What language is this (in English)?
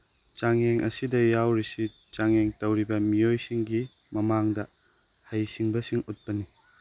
Manipuri